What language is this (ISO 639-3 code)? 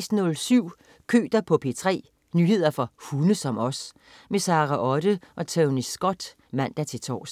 dan